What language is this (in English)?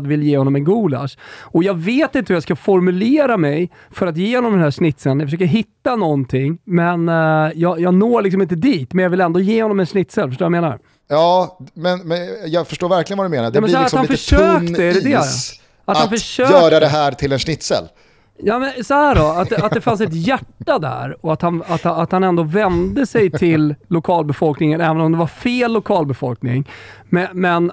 Swedish